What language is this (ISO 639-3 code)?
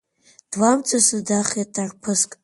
abk